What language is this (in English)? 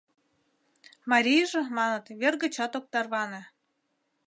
Mari